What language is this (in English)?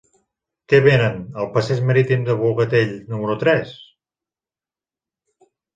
Catalan